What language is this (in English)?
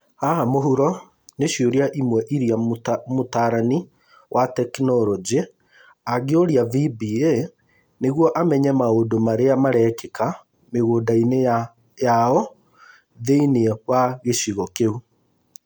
Kikuyu